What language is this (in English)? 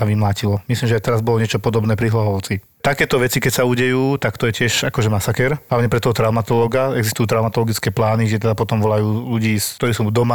Slovak